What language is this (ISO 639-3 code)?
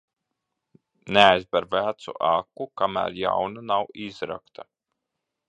lav